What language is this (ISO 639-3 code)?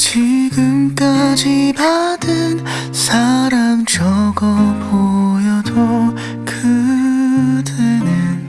kor